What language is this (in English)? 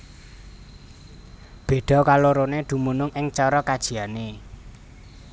Javanese